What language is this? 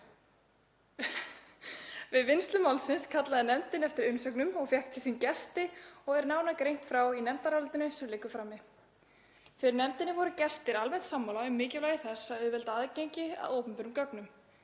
Icelandic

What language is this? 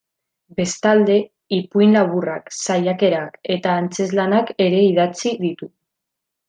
Basque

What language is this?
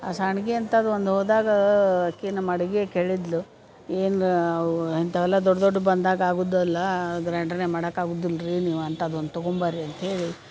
Kannada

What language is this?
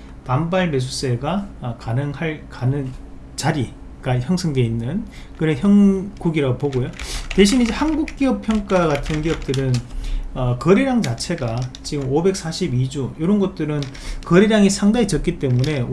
Korean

